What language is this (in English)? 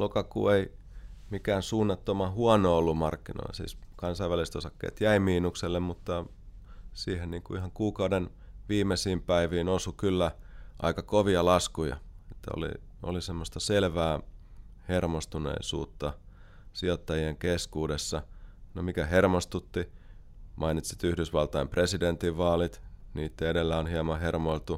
Finnish